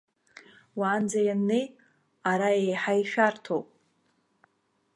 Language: Abkhazian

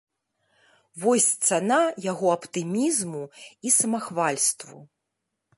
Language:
Belarusian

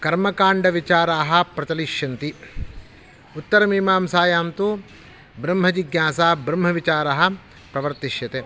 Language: Sanskrit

